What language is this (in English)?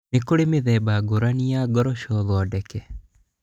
Kikuyu